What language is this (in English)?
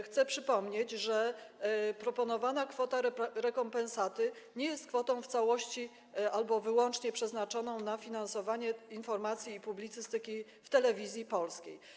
Polish